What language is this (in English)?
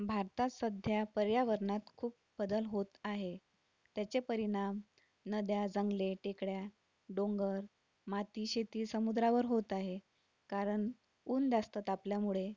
Marathi